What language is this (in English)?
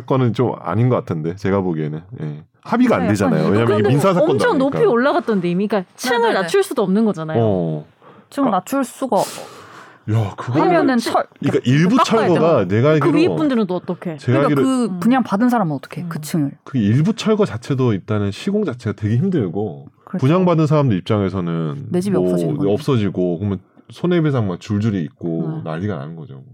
Korean